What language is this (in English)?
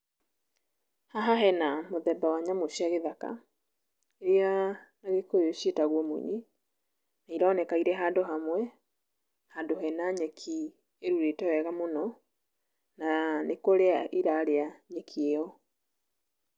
Kikuyu